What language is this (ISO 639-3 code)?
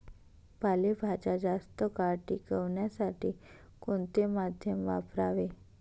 mar